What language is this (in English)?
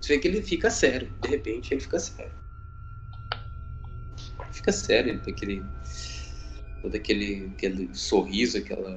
Portuguese